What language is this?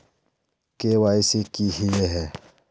Magahi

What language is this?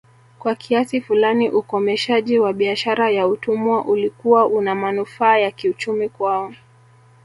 Swahili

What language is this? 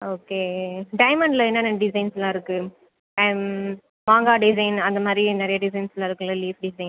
Tamil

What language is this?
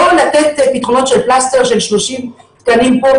Hebrew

